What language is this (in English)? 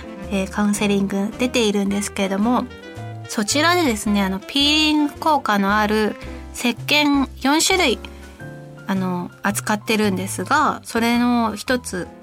Japanese